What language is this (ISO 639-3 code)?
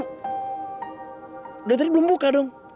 ind